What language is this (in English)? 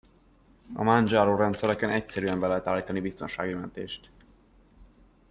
Hungarian